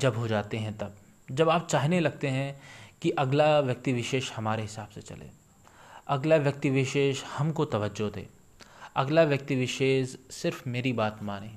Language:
Hindi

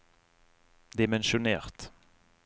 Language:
Norwegian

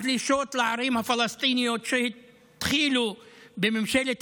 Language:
Hebrew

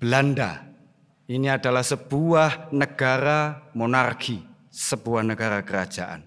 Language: Indonesian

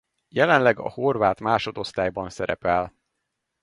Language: Hungarian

